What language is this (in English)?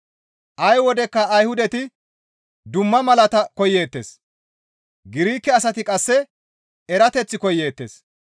Gamo